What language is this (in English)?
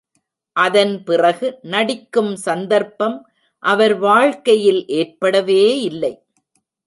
Tamil